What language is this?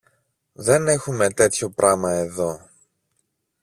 Greek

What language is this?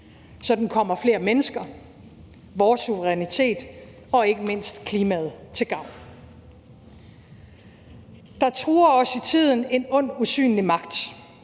Danish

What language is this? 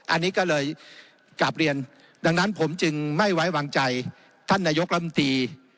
Thai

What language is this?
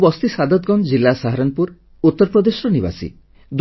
Odia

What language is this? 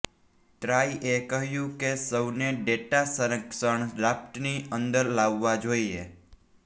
Gujarati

